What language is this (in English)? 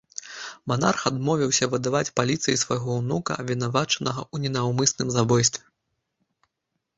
Belarusian